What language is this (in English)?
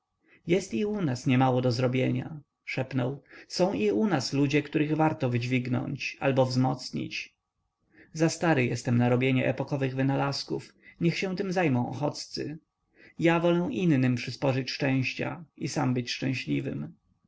Polish